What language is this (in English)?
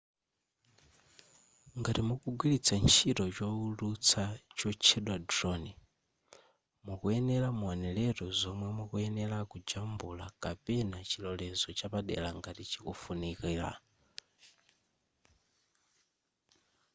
Nyanja